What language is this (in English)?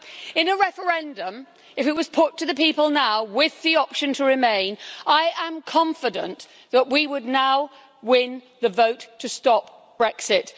English